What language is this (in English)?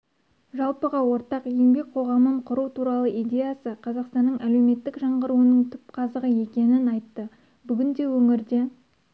Kazakh